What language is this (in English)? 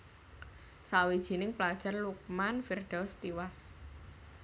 Javanese